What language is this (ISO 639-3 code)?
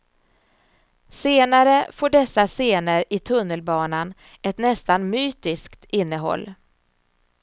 swe